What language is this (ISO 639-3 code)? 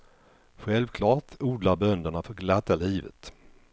swe